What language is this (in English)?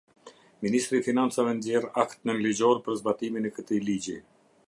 Albanian